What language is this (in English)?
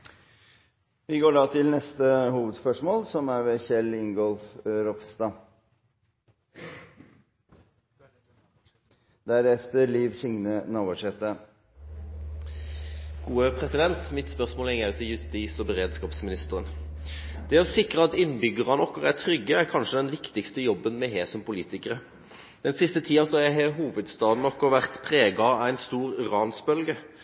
Norwegian